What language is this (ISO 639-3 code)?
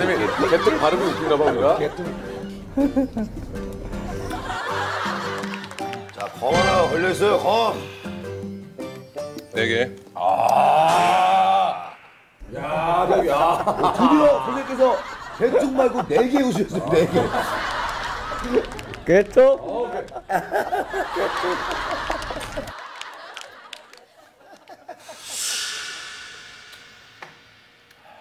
kor